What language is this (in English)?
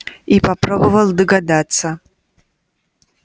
Russian